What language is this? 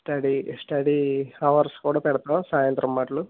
Telugu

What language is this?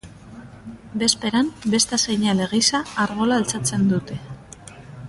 Basque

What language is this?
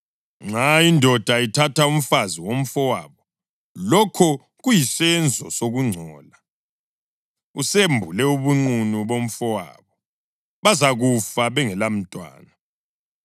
North Ndebele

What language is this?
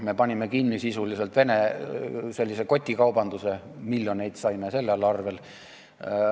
Estonian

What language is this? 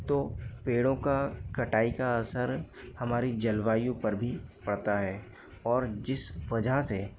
Hindi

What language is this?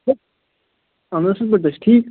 Kashmiri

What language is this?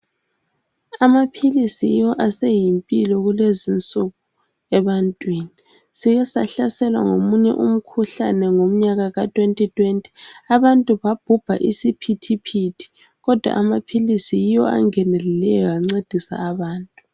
North Ndebele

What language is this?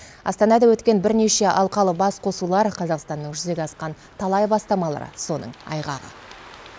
Kazakh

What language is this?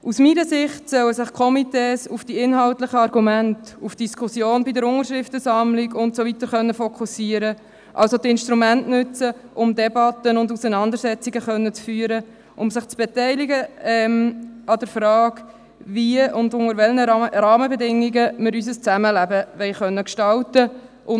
Swiss German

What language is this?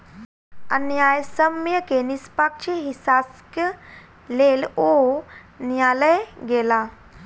Maithili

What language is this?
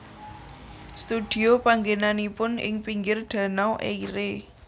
Javanese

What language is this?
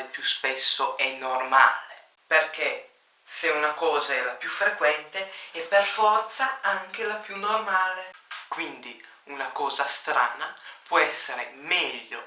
Italian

